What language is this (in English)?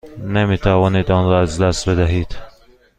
Persian